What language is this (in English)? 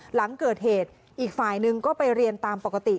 Thai